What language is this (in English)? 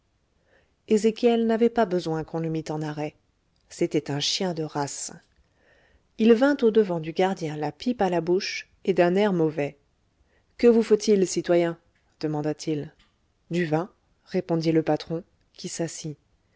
French